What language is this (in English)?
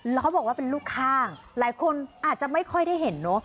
Thai